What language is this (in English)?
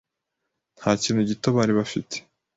Kinyarwanda